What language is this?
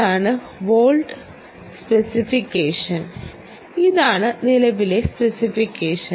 Malayalam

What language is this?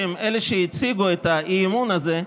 Hebrew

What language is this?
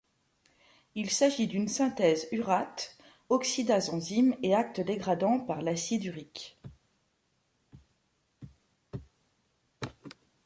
French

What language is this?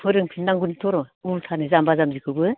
Bodo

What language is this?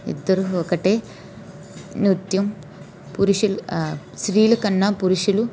Telugu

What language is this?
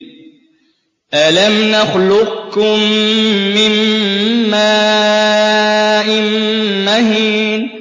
Arabic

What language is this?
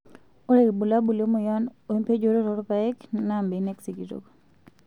Masai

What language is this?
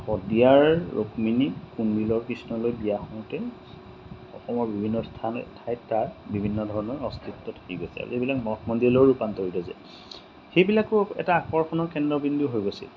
Assamese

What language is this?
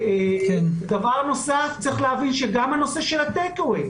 Hebrew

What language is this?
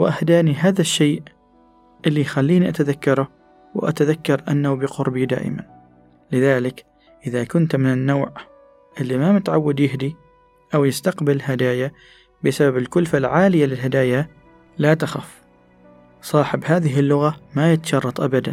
Arabic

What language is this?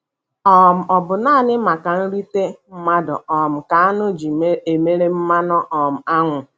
Igbo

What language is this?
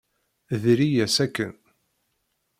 Kabyle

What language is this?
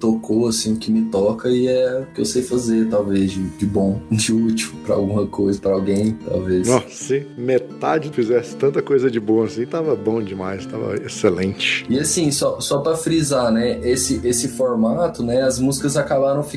Portuguese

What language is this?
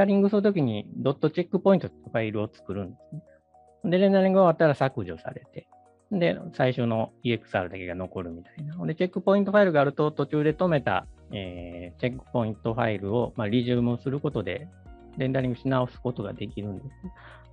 Japanese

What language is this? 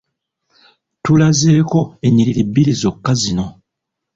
Ganda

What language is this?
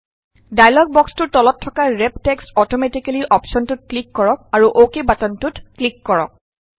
Assamese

